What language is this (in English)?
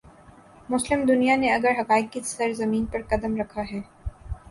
Urdu